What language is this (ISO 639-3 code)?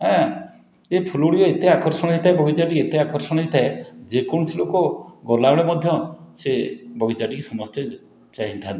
ori